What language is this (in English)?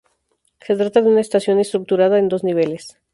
Spanish